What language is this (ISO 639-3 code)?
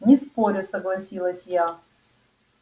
rus